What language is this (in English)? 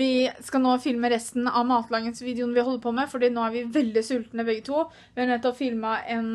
Norwegian